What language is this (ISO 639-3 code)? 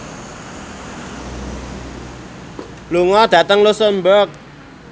jav